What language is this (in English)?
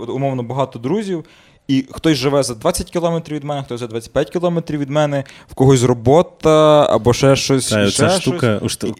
Ukrainian